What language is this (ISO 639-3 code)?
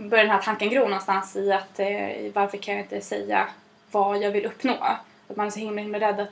swe